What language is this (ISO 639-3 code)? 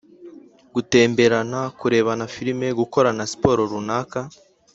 kin